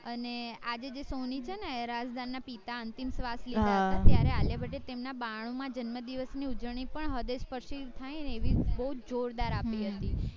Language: Gujarati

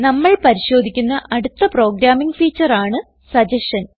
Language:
Malayalam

